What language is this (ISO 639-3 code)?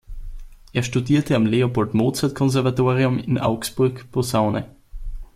deu